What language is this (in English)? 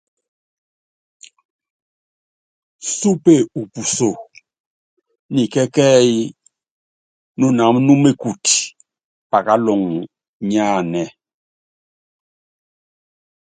Yangben